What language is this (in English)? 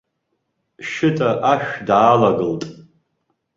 Abkhazian